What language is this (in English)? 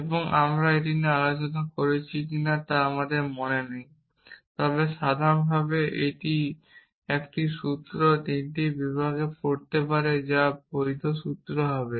Bangla